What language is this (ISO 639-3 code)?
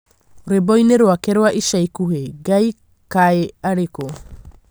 kik